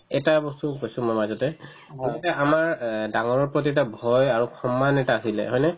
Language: Assamese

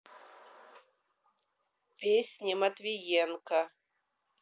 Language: Russian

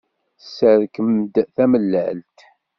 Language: Kabyle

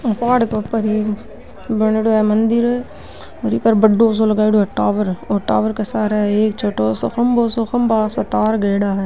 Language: Marwari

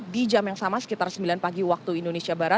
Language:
Indonesian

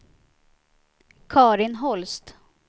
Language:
Swedish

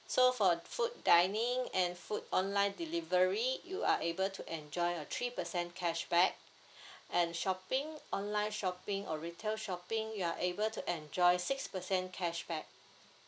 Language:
English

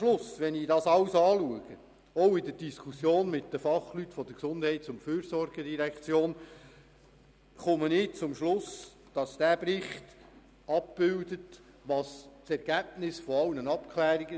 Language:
Swiss German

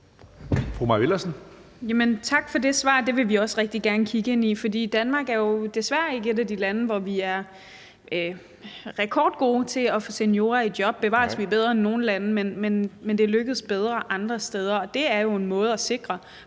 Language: Danish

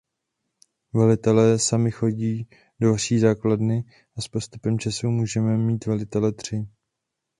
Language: Czech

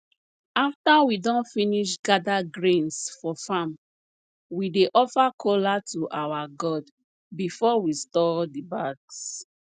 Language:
Nigerian Pidgin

